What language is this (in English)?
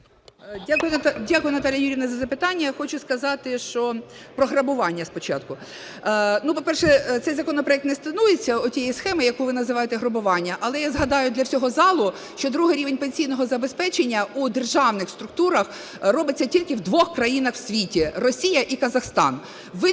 Ukrainian